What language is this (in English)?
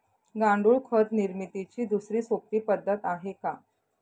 Marathi